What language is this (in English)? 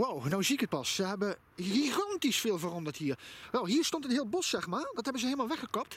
Dutch